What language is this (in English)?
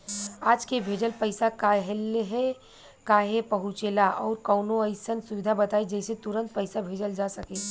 Bhojpuri